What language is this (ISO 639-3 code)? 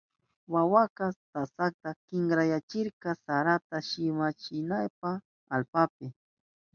qup